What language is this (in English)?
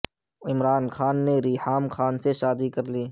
Urdu